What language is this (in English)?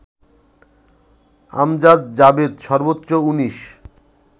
Bangla